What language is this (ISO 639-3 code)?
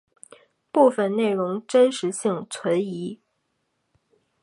zho